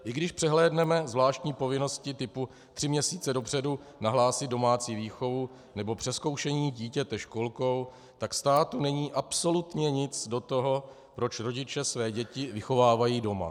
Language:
Czech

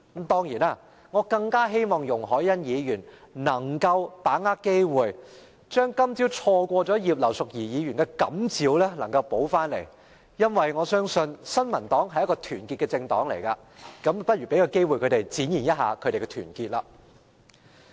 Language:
Cantonese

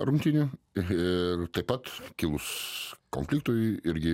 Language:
Lithuanian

